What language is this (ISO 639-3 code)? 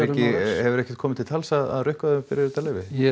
isl